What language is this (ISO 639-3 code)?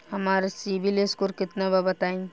bho